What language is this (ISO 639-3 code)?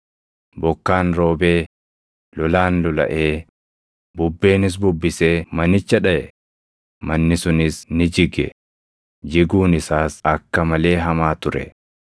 orm